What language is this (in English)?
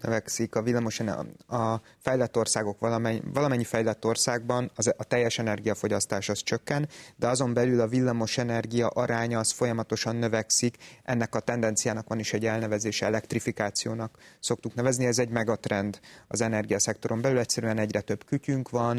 Hungarian